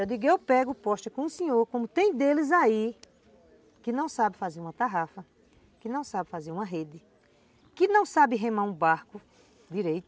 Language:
Portuguese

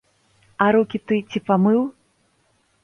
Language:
Belarusian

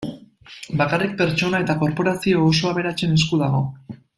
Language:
Basque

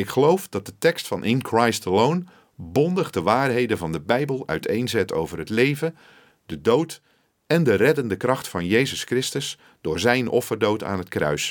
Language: Dutch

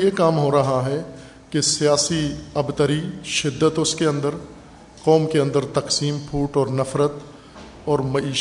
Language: Urdu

